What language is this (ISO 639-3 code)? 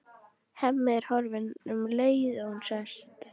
isl